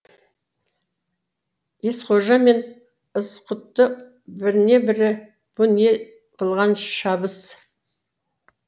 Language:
Kazakh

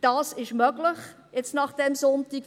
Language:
Swiss German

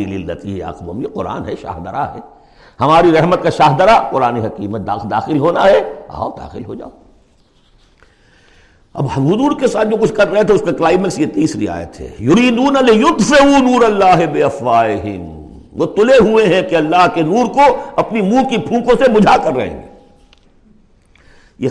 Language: Urdu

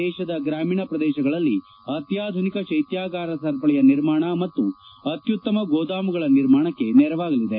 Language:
Kannada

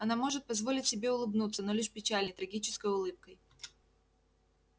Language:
Russian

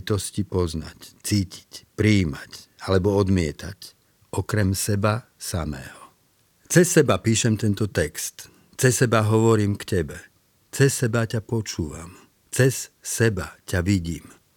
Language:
Slovak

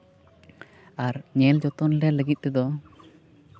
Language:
Santali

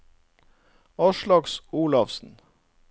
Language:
Norwegian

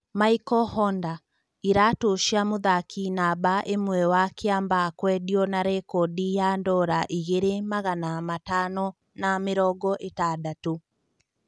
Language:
Kikuyu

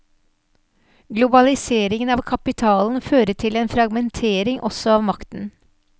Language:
Norwegian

